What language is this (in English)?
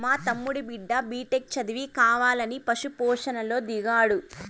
Telugu